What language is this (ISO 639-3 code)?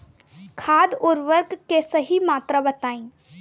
bho